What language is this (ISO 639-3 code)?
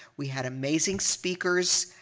eng